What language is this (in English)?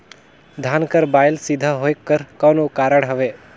Chhattisgarhi